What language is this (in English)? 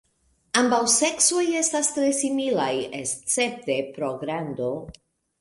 Esperanto